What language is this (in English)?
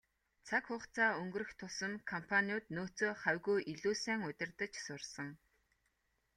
Mongolian